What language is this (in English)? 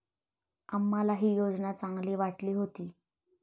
Marathi